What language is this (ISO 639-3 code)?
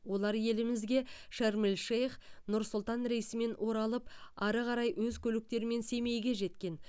kaz